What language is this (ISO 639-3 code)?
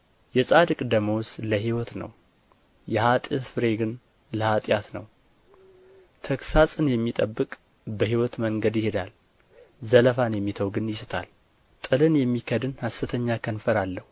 amh